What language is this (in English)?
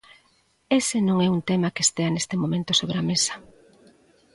Galician